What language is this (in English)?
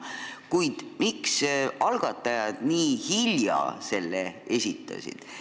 Estonian